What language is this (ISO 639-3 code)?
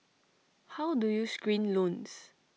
eng